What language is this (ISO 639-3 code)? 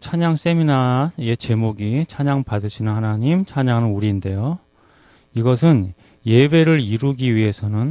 kor